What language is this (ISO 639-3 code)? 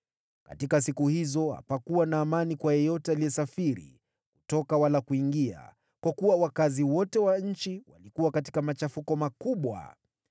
swa